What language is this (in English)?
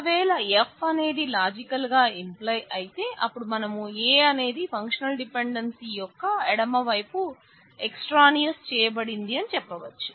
Telugu